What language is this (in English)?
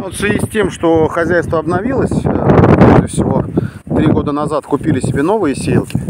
Russian